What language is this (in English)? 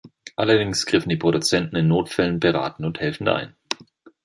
German